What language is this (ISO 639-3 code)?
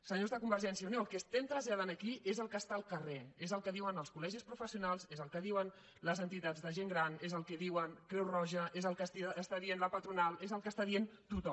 cat